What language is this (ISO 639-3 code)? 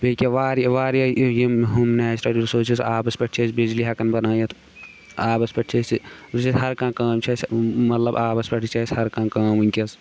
kas